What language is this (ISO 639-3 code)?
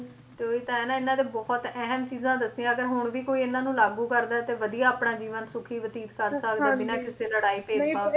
pan